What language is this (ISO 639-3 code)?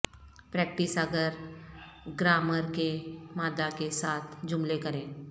urd